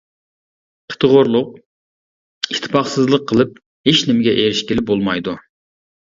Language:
Uyghur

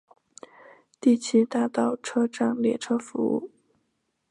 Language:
Chinese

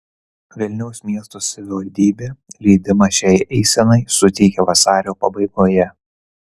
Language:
Lithuanian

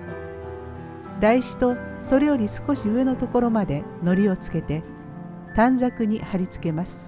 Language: Japanese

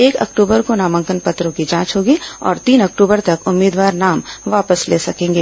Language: Hindi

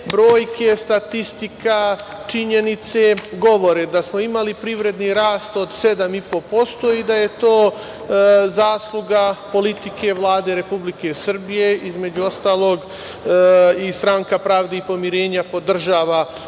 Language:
Serbian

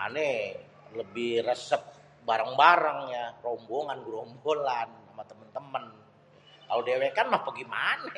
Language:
Betawi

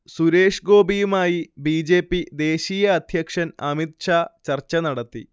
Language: Malayalam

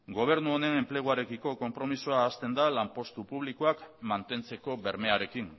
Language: Basque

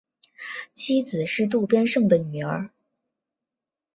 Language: Chinese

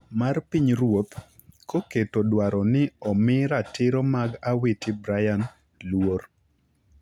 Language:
Luo (Kenya and Tanzania)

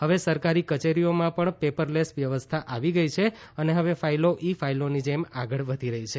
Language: Gujarati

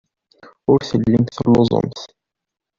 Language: Kabyle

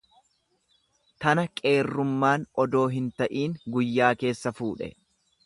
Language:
Oromo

